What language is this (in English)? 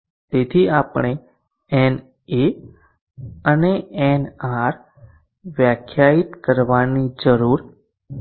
Gujarati